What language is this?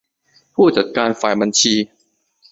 Thai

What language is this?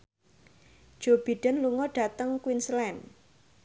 Javanese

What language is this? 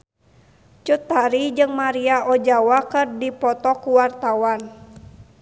Sundanese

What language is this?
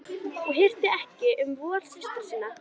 Icelandic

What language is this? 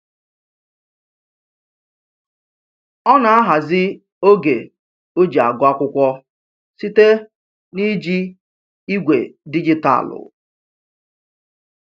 Igbo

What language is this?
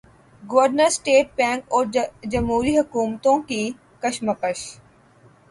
Urdu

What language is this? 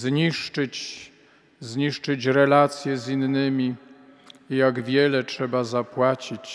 Polish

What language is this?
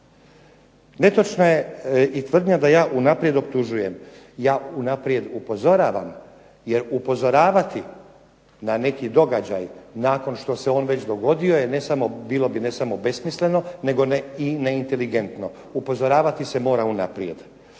Croatian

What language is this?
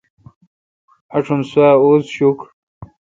Kalkoti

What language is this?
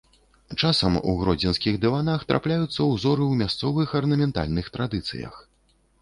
Belarusian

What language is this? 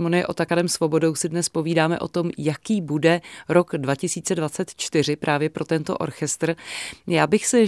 Czech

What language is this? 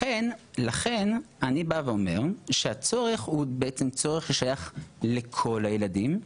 Hebrew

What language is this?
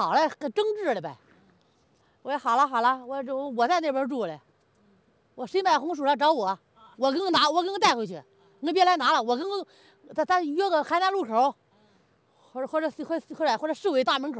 Chinese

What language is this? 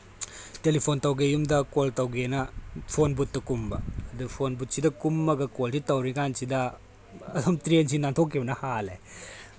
Manipuri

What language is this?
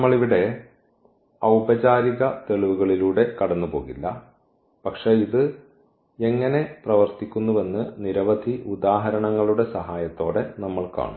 Malayalam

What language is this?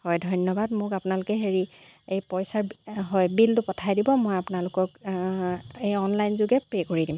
Assamese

